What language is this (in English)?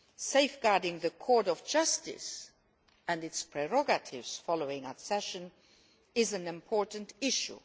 English